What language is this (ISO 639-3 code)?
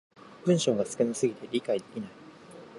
jpn